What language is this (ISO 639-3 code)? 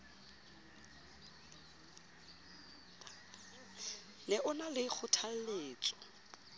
sot